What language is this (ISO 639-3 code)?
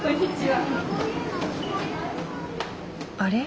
jpn